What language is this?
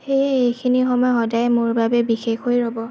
Assamese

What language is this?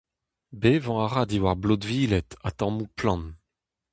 Breton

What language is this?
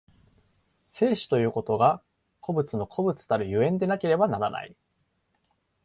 Japanese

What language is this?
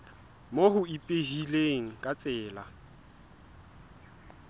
Southern Sotho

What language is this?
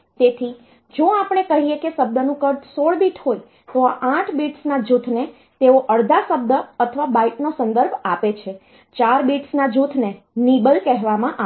Gujarati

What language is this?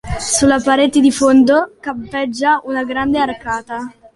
Italian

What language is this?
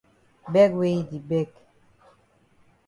Cameroon Pidgin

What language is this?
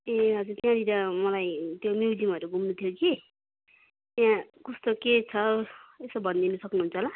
Nepali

